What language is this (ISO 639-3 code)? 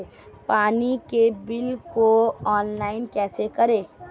hin